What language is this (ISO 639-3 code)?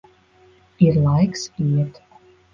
lav